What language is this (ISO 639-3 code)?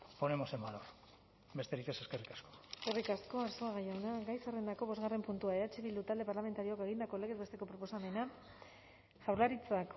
eus